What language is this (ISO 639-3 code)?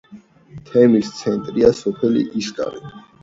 kat